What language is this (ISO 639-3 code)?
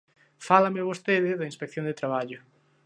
glg